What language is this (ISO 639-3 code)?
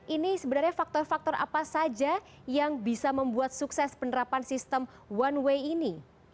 ind